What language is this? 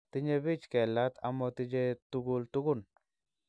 Kalenjin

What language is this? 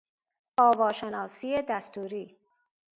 Persian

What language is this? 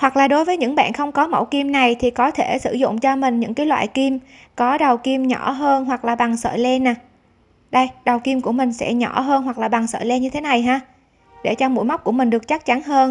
Vietnamese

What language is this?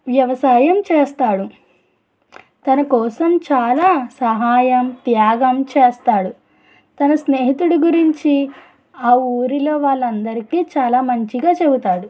Telugu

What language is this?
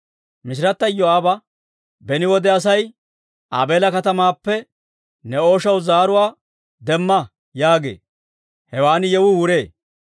Dawro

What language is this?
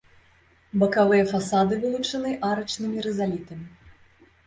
Belarusian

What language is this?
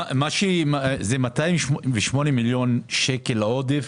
Hebrew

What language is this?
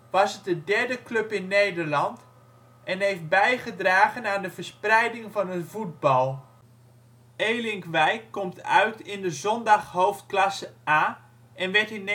Dutch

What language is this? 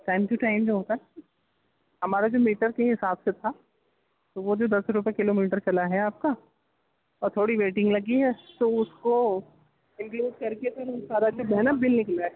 Urdu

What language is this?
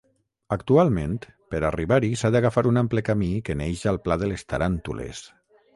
Catalan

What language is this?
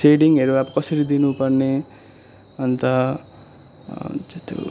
Nepali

